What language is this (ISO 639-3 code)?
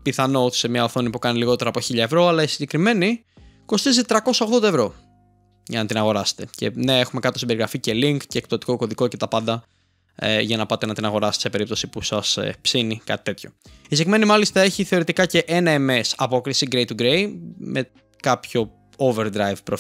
ell